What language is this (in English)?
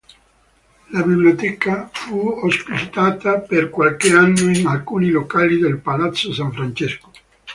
Italian